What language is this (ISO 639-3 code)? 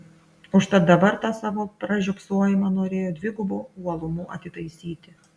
lit